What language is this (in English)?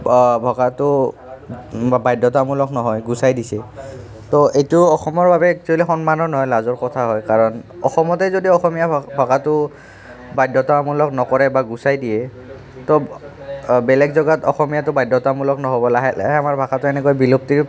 Assamese